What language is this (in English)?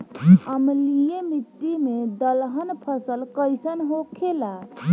Bhojpuri